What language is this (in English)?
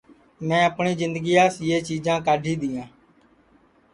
Sansi